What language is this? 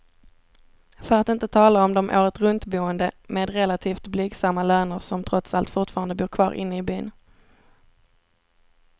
Swedish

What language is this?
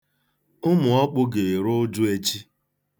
Igbo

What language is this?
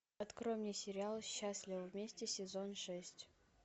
Russian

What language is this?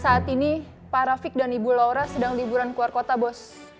Indonesian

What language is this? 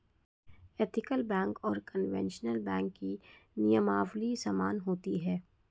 Hindi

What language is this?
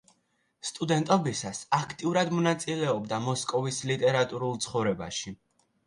Georgian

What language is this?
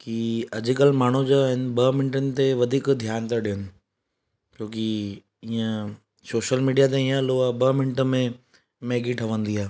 Sindhi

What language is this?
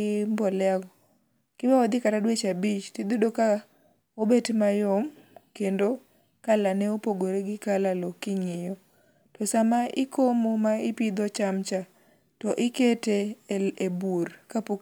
Luo (Kenya and Tanzania)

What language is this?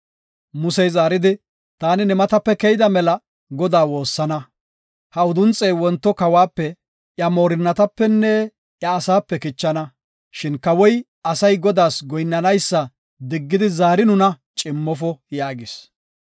Gofa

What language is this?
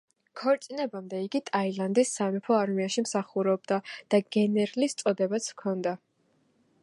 Georgian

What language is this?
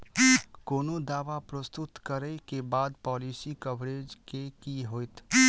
Maithili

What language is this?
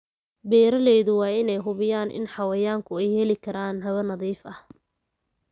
Somali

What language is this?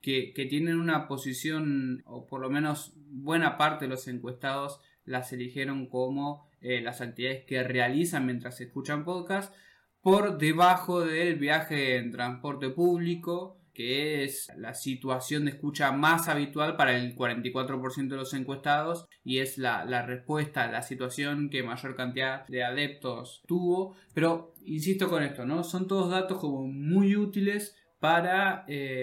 Spanish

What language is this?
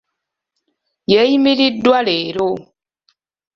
Ganda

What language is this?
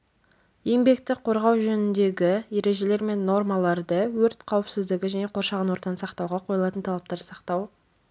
Kazakh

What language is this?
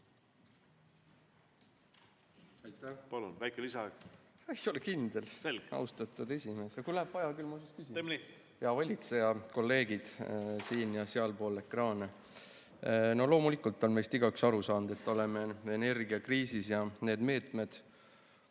Estonian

